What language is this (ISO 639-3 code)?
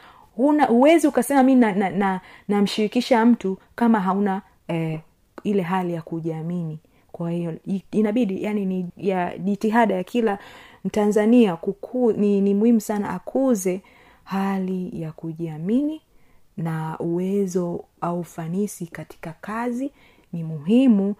swa